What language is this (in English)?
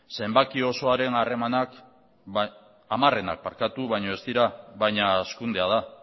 Basque